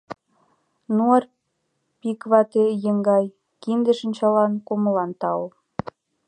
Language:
Mari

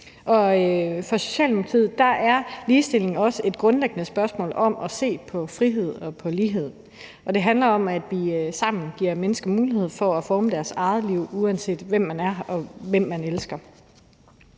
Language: Danish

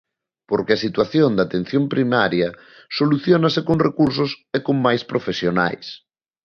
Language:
Galician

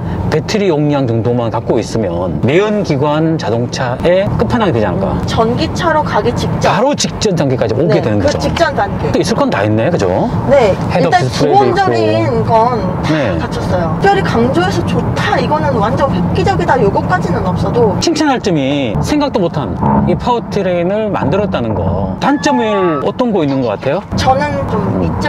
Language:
Korean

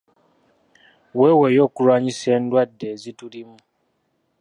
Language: Ganda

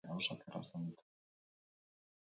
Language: Basque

